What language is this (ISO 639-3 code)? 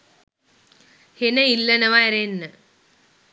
sin